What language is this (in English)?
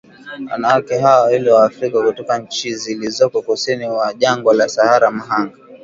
Swahili